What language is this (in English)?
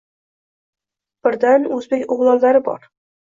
Uzbek